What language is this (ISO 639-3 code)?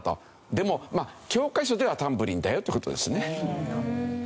jpn